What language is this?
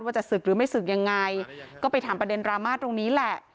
Thai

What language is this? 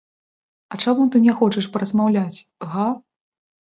Belarusian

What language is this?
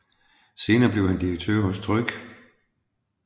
Danish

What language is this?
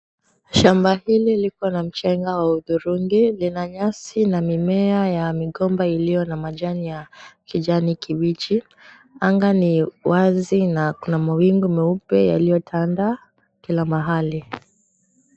Swahili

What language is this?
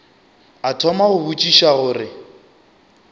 Northern Sotho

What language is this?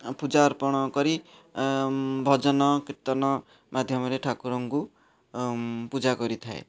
Odia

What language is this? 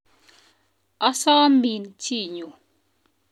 Kalenjin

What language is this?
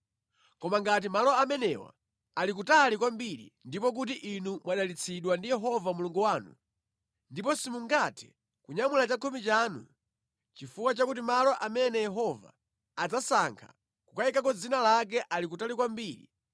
Nyanja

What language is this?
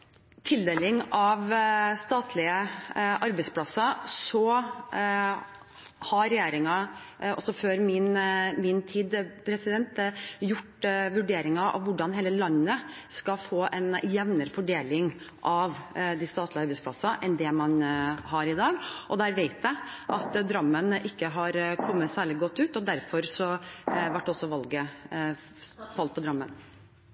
Norwegian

